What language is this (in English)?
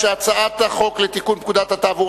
Hebrew